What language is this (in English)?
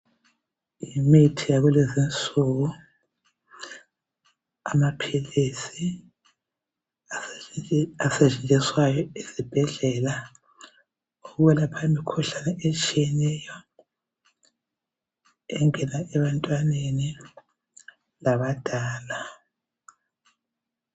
North Ndebele